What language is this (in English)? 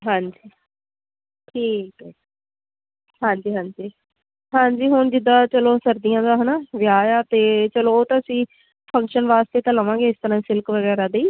Punjabi